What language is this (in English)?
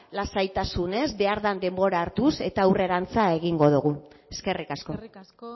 Basque